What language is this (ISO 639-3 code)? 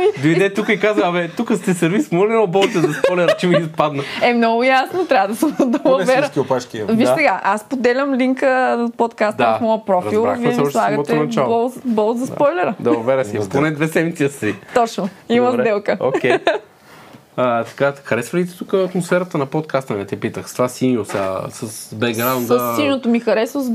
bul